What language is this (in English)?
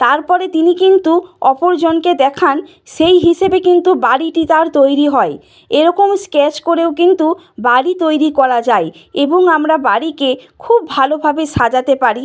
Bangla